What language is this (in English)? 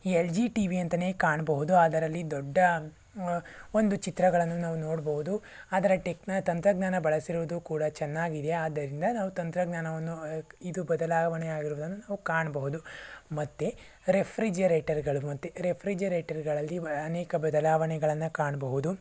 Kannada